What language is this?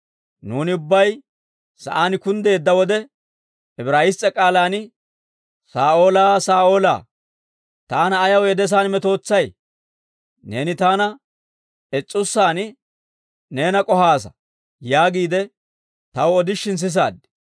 Dawro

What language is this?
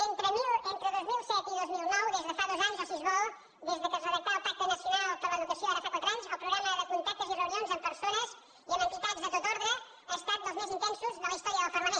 Catalan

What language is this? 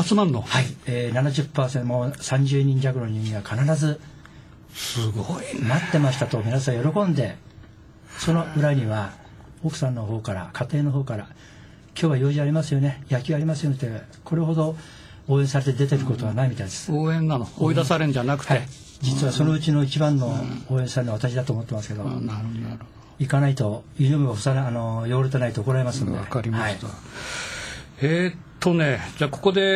Japanese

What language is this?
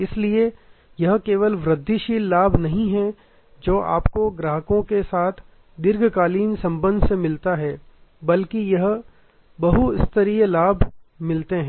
Hindi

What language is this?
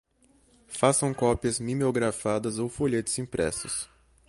Portuguese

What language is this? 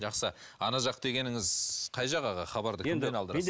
Kazakh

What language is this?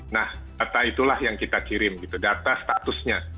Indonesian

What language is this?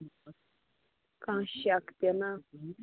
Kashmiri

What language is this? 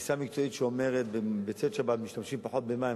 Hebrew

